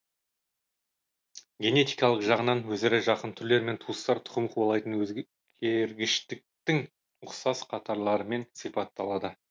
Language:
Kazakh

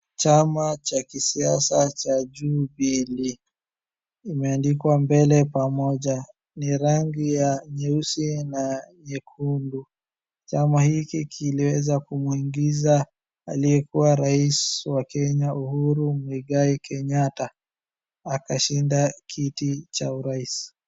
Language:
Swahili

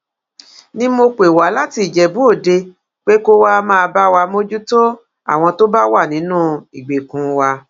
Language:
Yoruba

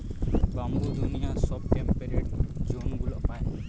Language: Bangla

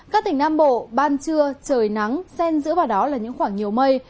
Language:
Vietnamese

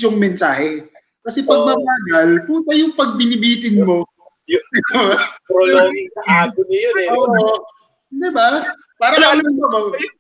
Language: Filipino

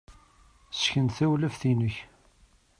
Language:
Kabyle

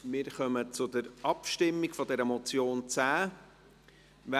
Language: Swiss German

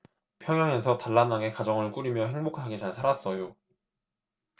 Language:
Korean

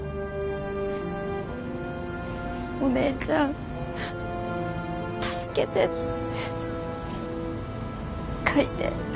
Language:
Japanese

